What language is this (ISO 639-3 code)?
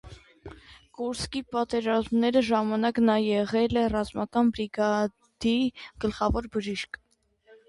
hye